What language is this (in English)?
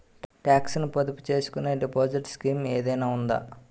Telugu